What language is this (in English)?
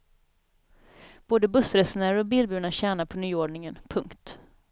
Swedish